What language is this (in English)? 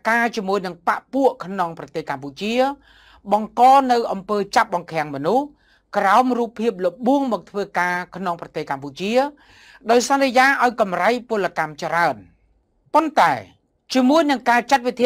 Thai